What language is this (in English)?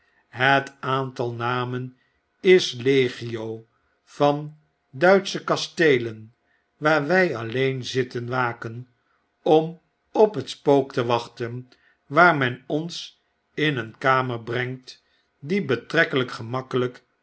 Dutch